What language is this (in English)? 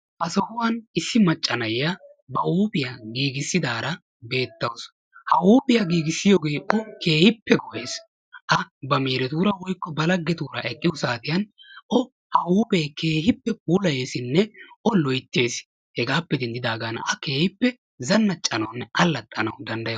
Wolaytta